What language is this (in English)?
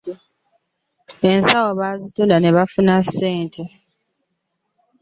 Ganda